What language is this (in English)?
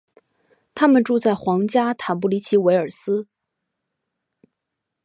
Chinese